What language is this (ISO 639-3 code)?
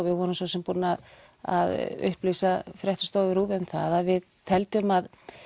isl